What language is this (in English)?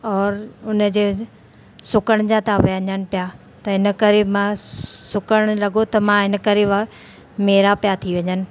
Sindhi